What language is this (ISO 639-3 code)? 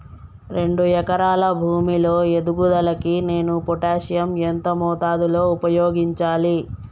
tel